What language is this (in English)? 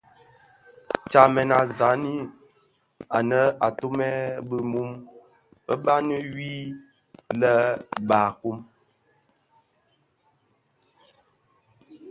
Bafia